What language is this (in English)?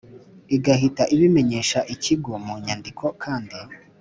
Kinyarwanda